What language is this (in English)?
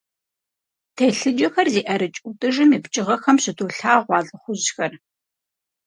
Kabardian